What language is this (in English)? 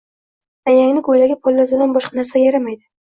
Uzbek